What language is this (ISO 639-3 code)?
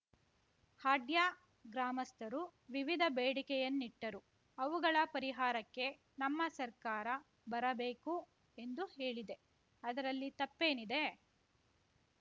kan